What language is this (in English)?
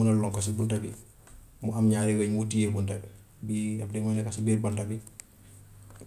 Gambian Wolof